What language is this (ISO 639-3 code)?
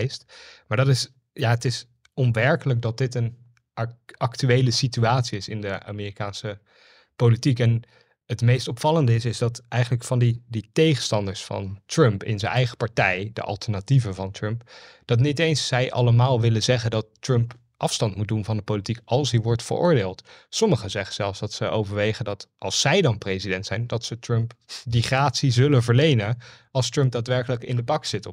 nld